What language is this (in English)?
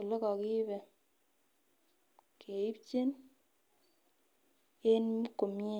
Kalenjin